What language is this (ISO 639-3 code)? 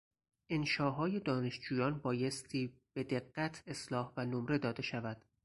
fas